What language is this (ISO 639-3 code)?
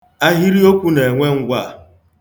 ibo